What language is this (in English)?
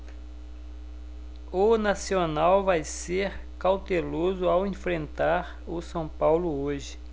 Portuguese